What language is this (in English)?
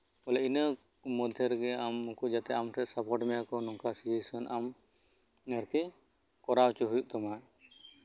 Santali